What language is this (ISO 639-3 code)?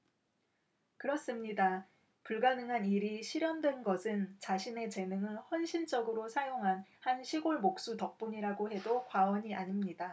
kor